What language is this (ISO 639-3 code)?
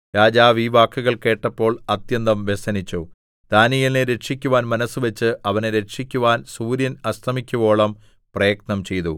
mal